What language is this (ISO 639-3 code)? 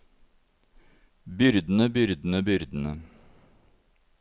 nor